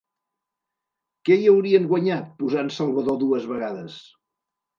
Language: Catalan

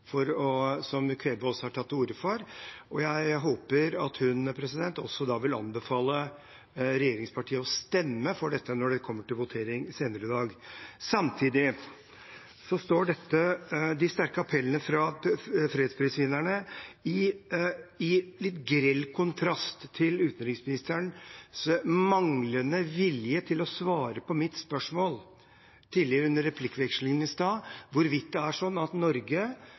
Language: Norwegian Bokmål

